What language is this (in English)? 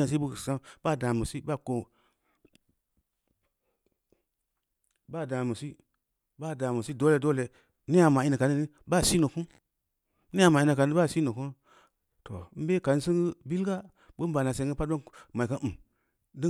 Samba Leko